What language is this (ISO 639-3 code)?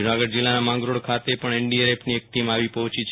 guj